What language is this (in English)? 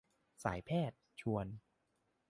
Thai